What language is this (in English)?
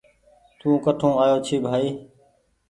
Goaria